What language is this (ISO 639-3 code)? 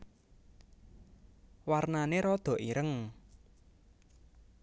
jav